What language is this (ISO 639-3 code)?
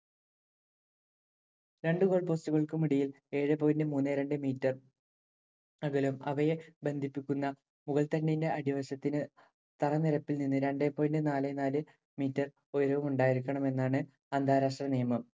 mal